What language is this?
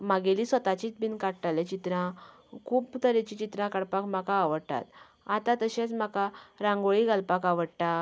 Konkani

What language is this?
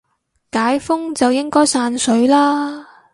Cantonese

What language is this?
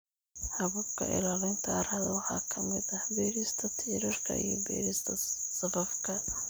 Somali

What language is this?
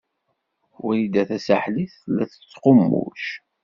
Kabyle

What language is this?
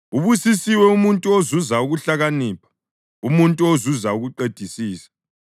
North Ndebele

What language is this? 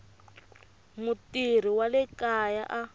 Tsonga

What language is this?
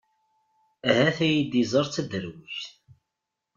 Kabyle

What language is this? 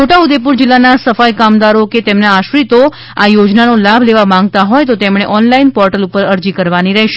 Gujarati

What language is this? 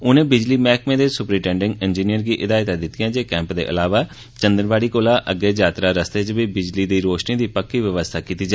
Dogri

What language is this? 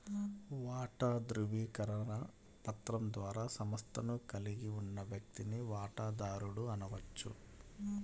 Telugu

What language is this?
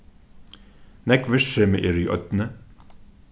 Faroese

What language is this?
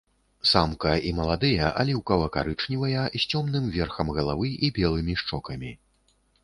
Belarusian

